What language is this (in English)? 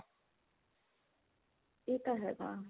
Punjabi